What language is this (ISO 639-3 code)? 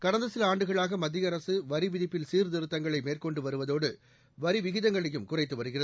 tam